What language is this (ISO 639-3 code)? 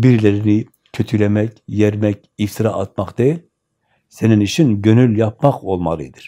tur